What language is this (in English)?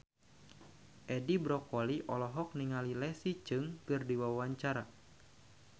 Sundanese